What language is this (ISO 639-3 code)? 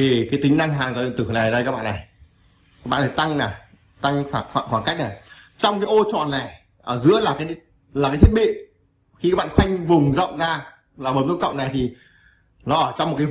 vie